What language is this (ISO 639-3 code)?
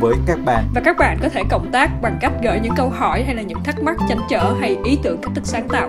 vie